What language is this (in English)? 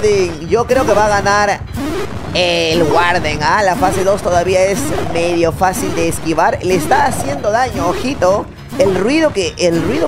Spanish